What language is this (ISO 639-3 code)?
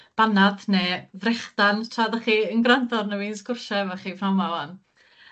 cym